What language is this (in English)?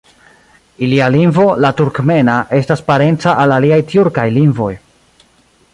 Esperanto